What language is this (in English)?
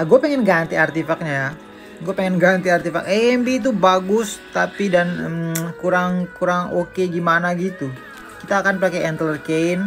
Indonesian